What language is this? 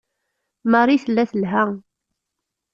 Kabyle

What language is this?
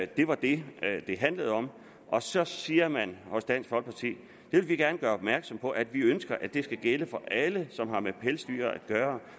Danish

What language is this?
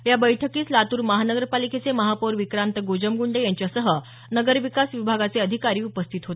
Marathi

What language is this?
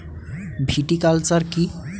Bangla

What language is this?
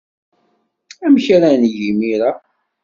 Kabyle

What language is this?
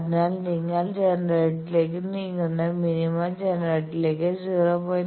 Malayalam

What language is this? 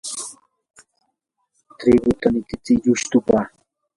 Yanahuanca Pasco Quechua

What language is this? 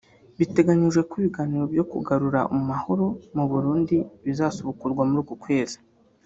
Kinyarwanda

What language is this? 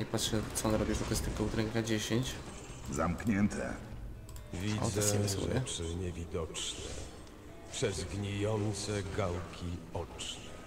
Polish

